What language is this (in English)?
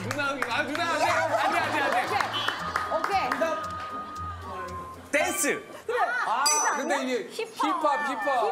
Korean